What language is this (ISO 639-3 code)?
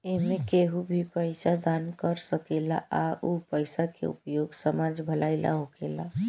bho